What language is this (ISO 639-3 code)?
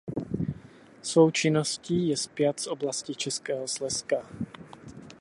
ces